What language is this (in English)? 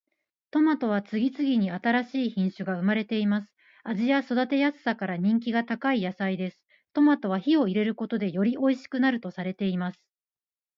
Japanese